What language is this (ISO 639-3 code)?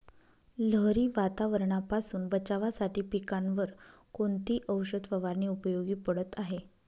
mar